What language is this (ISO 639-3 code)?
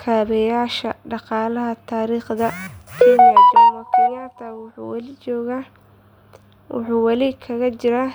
som